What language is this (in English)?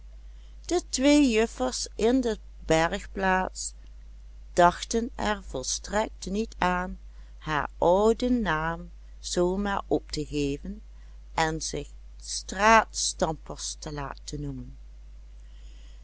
Dutch